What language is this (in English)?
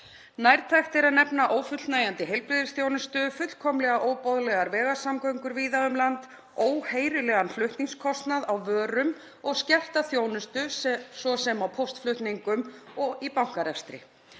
Icelandic